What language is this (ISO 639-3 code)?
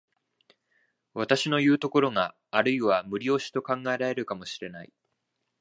jpn